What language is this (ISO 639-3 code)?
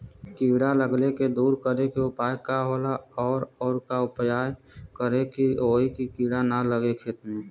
bho